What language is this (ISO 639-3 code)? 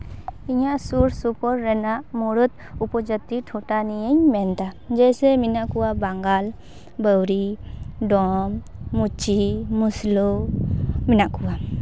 sat